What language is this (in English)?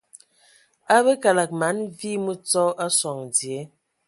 Ewondo